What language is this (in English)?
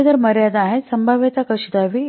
Marathi